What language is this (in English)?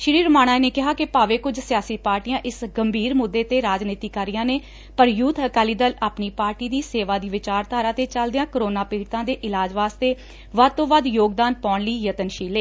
Punjabi